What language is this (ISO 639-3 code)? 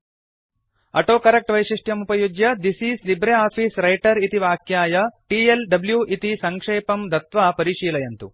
san